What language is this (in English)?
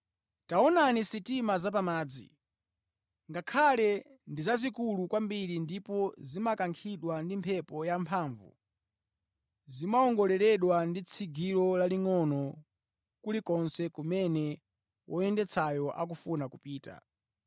Nyanja